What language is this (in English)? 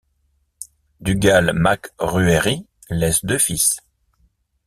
French